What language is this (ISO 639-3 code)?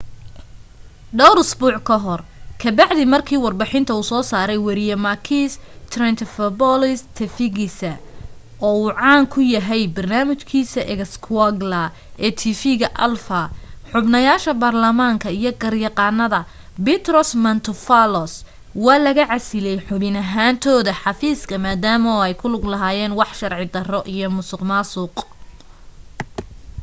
som